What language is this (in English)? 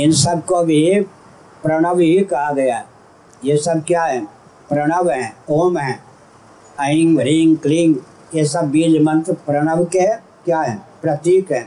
Hindi